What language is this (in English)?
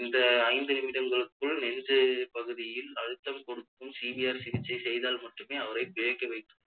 Tamil